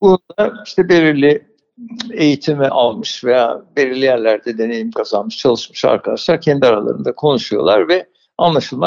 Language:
Turkish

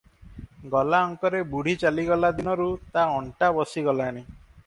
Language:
Odia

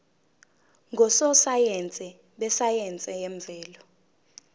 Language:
Zulu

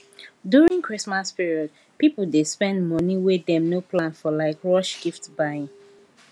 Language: Nigerian Pidgin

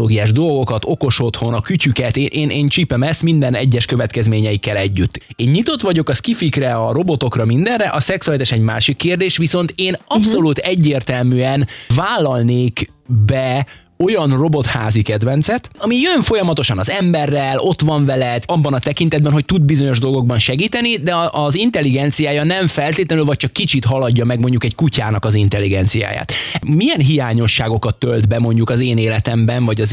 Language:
Hungarian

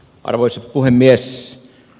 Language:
Finnish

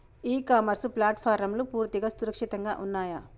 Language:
Telugu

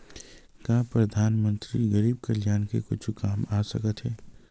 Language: Chhattisgarhi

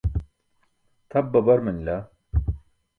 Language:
Burushaski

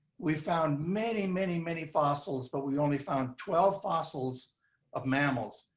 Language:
English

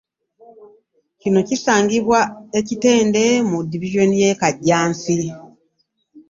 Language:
Ganda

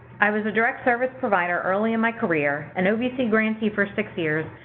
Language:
English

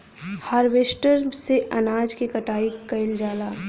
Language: Bhojpuri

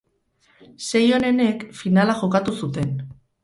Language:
Basque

